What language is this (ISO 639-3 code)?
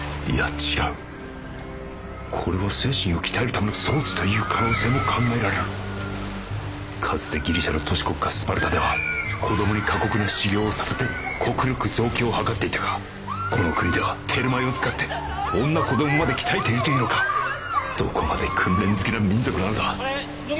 jpn